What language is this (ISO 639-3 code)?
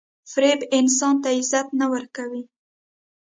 pus